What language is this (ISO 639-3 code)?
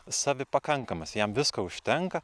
lit